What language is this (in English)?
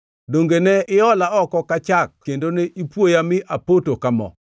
Luo (Kenya and Tanzania)